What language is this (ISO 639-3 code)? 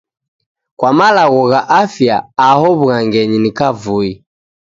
dav